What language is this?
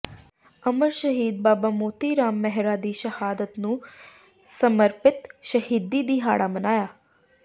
Punjabi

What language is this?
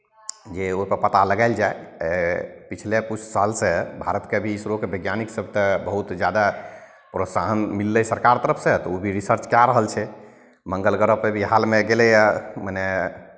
Maithili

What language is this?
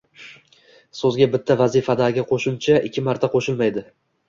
Uzbek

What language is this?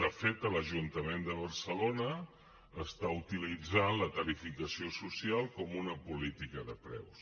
Catalan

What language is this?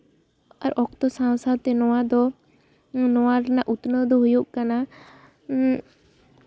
Santali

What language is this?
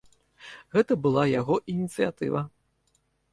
Belarusian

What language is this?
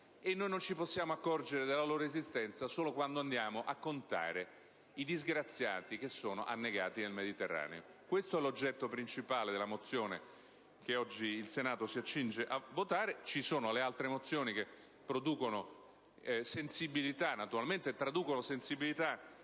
Italian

